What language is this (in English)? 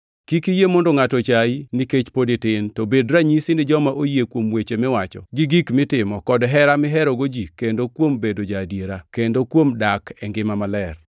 Luo (Kenya and Tanzania)